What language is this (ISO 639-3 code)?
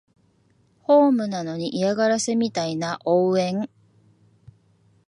jpn